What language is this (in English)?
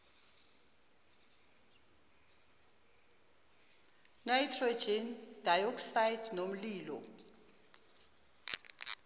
Zulu